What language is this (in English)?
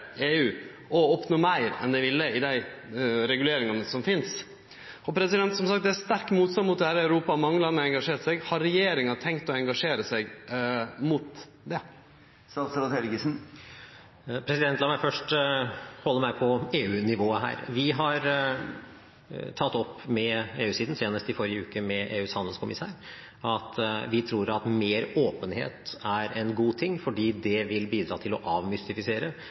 Norwegian